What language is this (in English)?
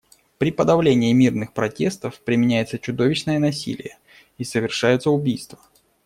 Russian